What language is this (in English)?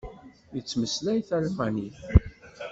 Kabyle